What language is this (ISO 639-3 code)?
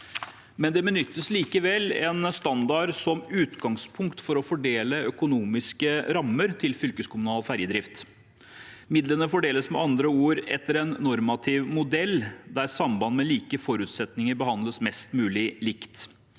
nor